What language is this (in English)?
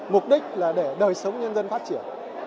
Vietnamese